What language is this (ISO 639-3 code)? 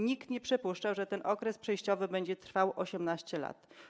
pol